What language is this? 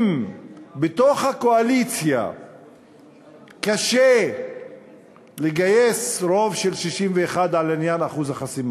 Hebrew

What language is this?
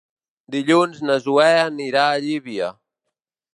Catalan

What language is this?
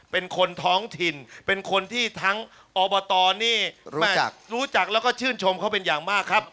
Thai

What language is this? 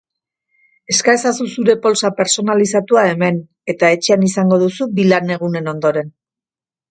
Basque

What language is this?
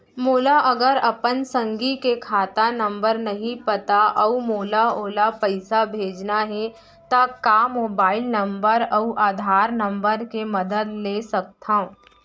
Chhattisgarhi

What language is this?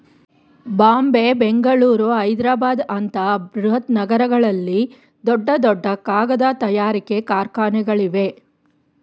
Kannada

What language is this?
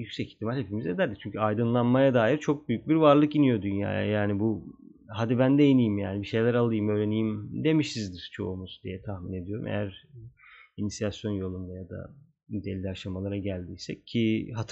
Turkish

